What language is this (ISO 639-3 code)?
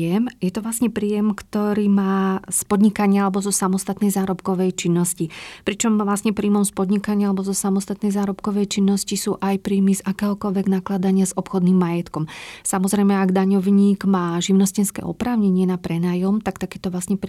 slk